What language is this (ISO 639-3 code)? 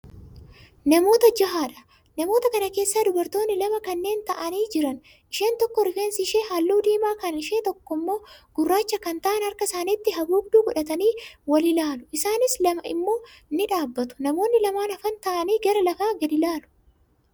orm